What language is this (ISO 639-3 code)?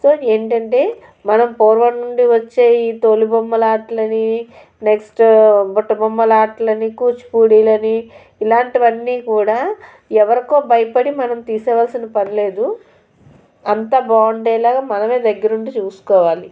tel